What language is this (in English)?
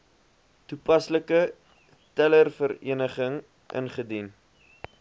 Afrikaans